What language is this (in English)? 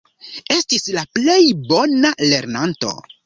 Esperanto